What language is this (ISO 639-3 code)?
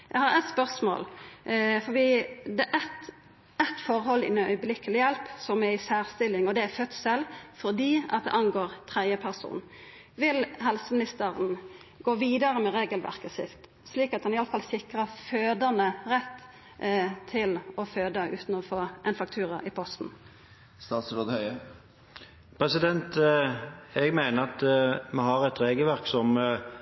nor